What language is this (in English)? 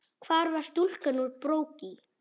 Icelandic